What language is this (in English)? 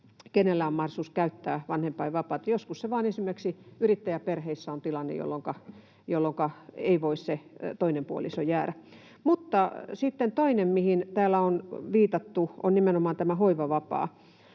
Finnish